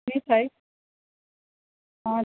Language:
Gujarati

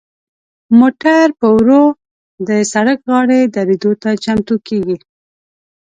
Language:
Pashto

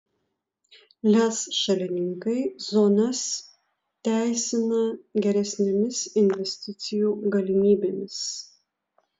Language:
Lithuanian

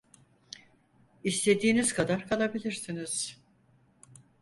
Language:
Turkish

